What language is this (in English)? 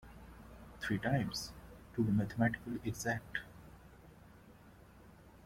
English